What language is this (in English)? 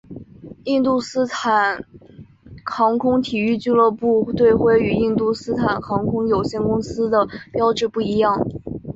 Chinese